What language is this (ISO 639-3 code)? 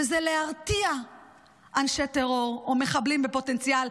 heb